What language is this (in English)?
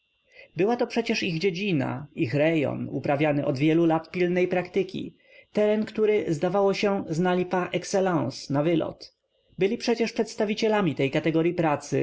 Polish